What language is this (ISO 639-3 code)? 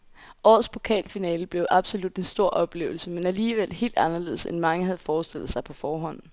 dan